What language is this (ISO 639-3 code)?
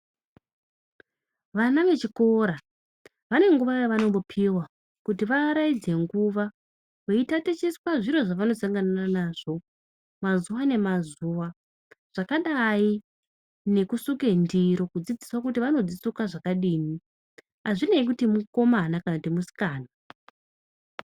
ndc